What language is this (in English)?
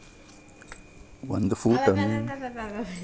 Kannada